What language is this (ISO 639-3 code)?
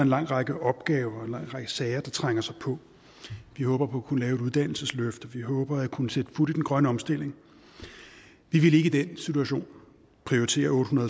dan